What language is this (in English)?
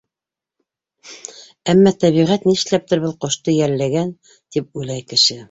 Bashkir